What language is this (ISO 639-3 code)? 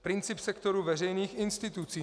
ces